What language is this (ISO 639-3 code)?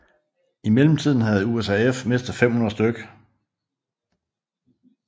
dan